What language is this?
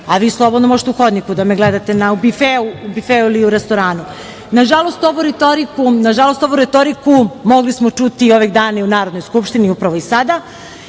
Serbian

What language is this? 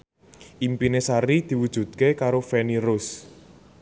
Javanese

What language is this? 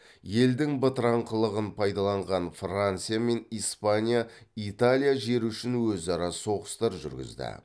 Kazakh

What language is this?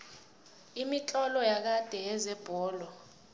South Ndebele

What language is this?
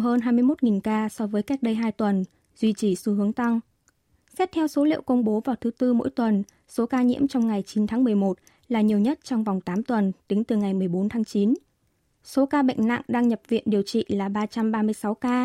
Vietnamese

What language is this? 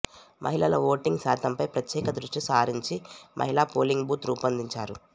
Telugu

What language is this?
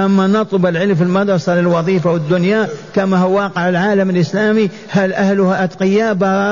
Arabic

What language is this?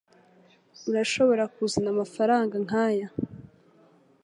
Kinyarwanda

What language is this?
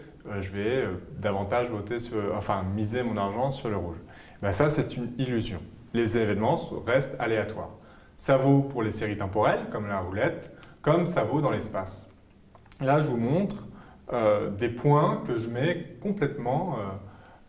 French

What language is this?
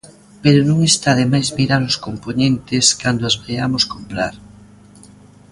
Galician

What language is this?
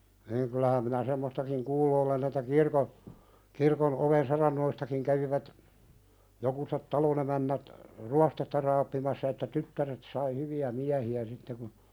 Finnish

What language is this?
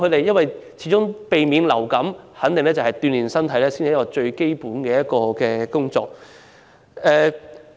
Cantonese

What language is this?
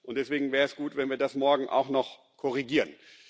German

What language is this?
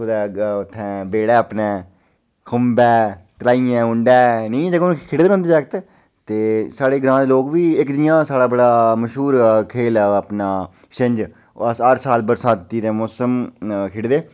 Dogri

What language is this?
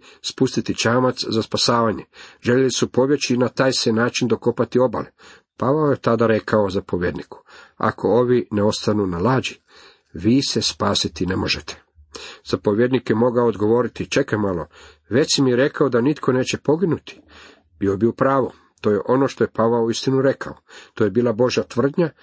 Croatian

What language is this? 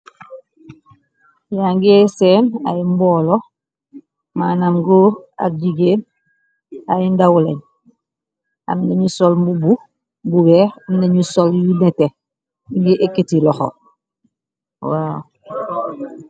Wolof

